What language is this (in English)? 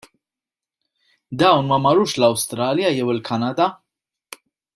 Maltese